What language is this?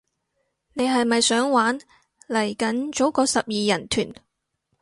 Cantonese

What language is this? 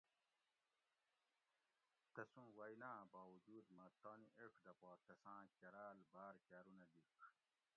Gawri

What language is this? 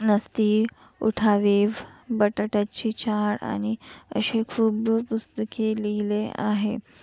Marathi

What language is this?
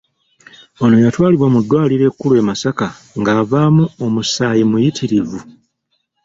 Ganda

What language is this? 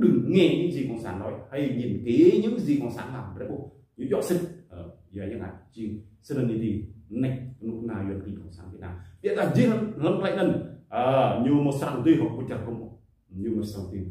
Vietnamese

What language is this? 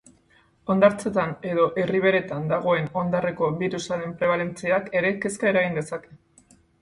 Basque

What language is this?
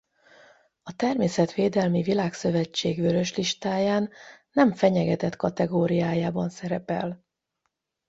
Hungarian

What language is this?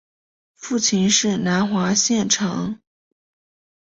Chinese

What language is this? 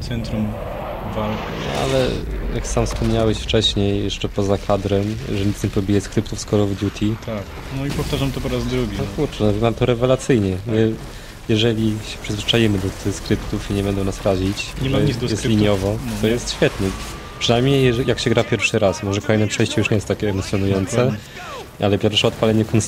Polish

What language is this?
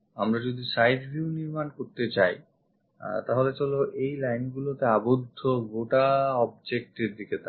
Bangla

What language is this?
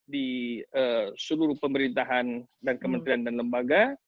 Indonesian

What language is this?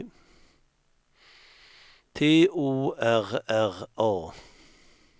Swedish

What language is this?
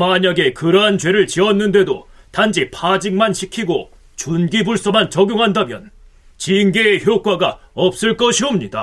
Korean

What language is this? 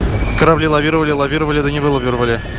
Russian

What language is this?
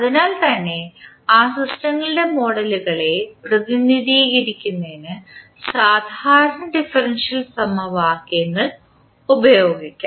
Malayalam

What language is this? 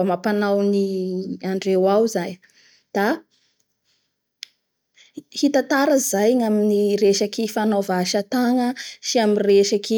Bara Malagasy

